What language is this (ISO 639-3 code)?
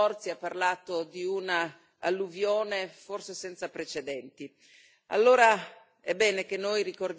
ita